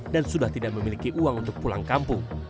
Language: Indonesian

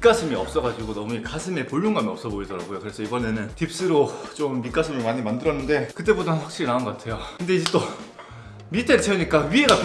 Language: Korean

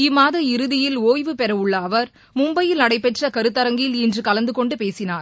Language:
Tamil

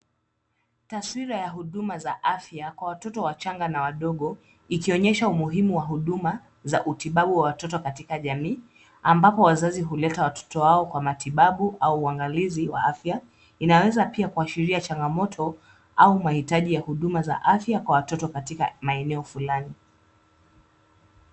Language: Swahili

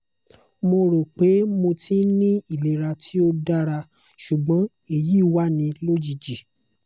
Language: Yoruba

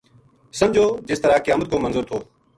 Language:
Gujari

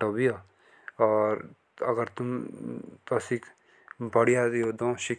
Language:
Jaunsari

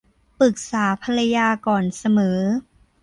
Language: Thai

